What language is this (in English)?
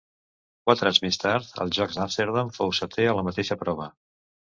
Catalan